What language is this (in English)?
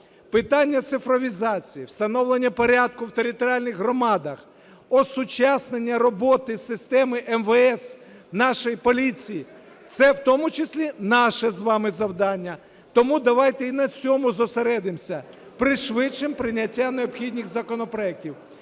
Ukrainian